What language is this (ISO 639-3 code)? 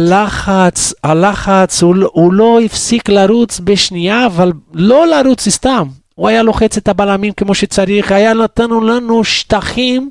heb